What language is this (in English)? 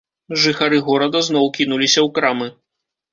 Belarusian